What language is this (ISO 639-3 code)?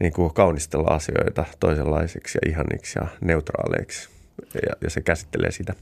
fin